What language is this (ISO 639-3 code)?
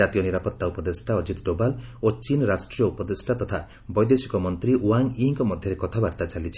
ori